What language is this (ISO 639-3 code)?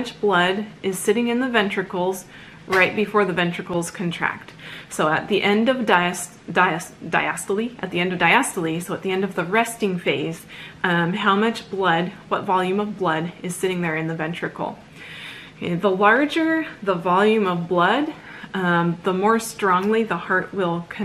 eng